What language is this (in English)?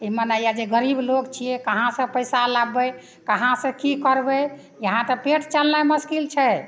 Maithili